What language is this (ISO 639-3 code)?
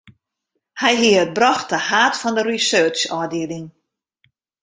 fry